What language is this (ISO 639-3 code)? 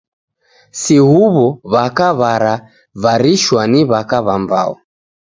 dav